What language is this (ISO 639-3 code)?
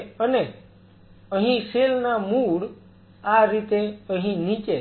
guj